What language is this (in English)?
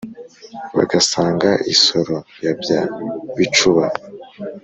Kinyarwanda